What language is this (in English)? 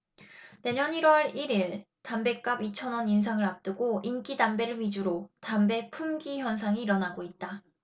Korean